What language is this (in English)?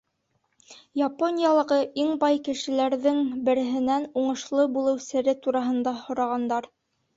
Bashkir